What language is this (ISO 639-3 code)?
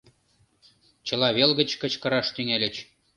chm